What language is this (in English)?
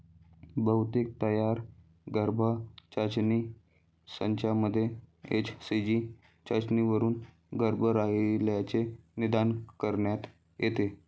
Marathi